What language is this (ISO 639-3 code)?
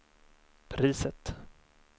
swe